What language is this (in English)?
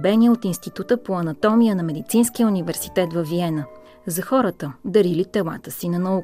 Bulgarian